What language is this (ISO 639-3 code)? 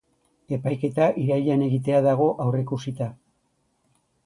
eus